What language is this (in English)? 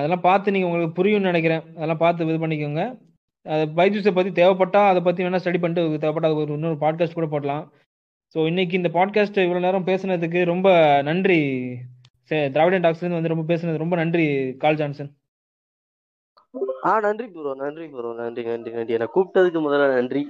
Tamil